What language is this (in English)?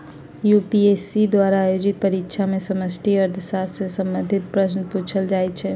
Magahi